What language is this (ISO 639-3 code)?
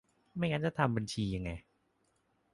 tha